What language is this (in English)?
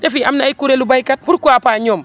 Wolof